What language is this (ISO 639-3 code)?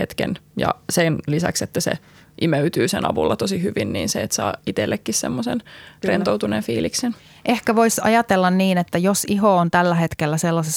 fin